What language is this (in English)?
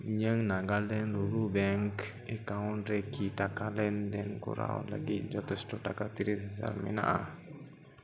Santali